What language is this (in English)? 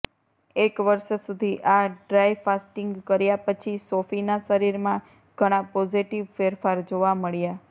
Gujarati